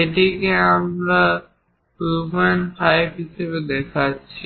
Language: Bangla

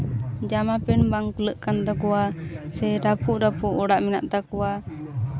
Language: Santali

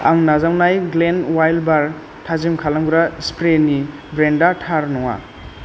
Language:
Bodo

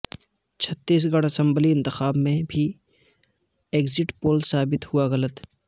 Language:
Urdu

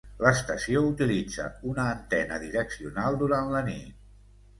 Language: Catalan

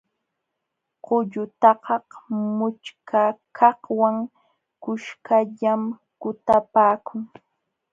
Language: Jauja Wanca Quechua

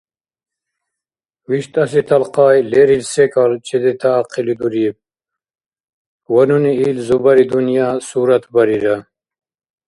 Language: Dargwa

